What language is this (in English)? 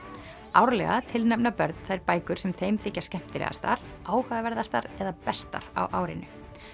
Icelandic